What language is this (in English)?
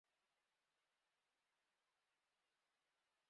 Western Frisian